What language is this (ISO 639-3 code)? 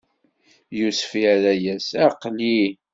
kab